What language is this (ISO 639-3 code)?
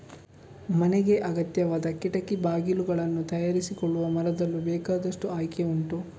kan